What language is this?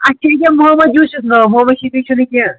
Kashmiri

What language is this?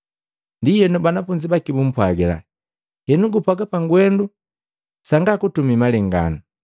Matengo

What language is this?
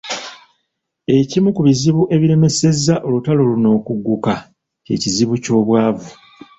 Ganda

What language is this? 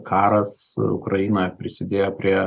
Lithuanian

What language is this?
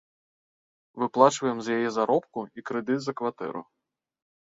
Belarusian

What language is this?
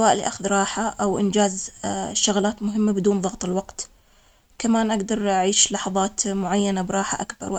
Omani Arabic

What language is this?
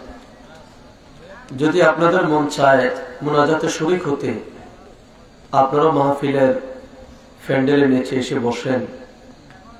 Arabic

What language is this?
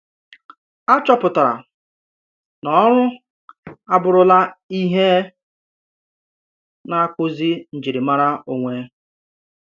Igbo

